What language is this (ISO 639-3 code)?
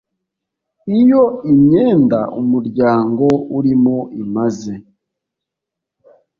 kin